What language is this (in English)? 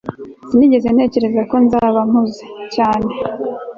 Kinyarwanda